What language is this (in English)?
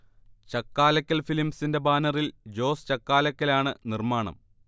Malayalam